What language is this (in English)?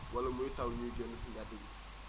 Wolof